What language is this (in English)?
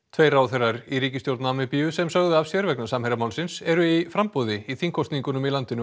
Icelandic